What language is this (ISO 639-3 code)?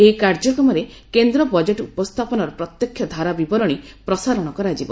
ori